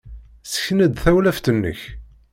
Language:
Kabyle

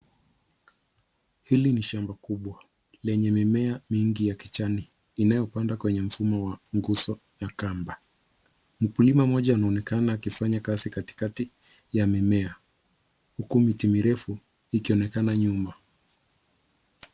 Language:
Swahili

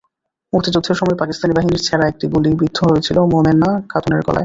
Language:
Bangla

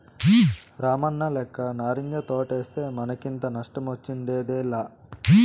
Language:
Telugu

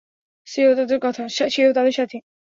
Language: Bangla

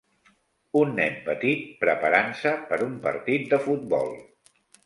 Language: Catalan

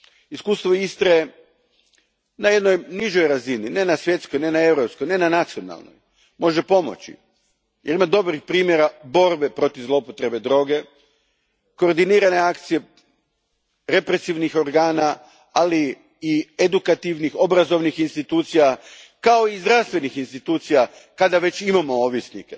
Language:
Croatian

